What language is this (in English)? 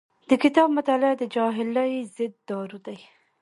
Pashto